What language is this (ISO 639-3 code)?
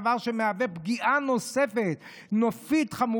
heb